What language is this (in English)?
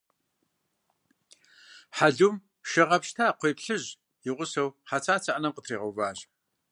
Kabardian